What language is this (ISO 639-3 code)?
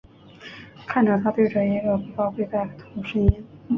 zho